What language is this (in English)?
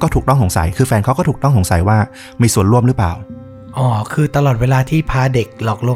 Thai